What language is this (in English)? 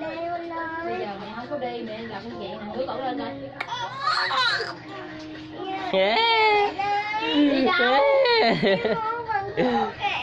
Vietnamese